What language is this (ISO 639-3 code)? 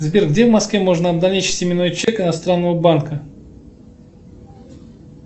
rus